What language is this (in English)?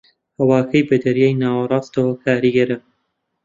Central Kurdish